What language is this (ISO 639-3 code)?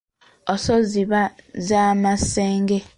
lug